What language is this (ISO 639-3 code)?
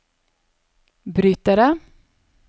nor